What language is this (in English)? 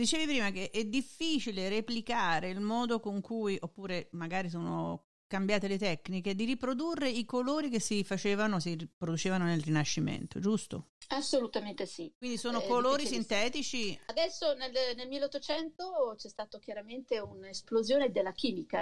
Italian